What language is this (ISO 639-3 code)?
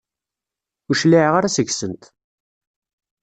kab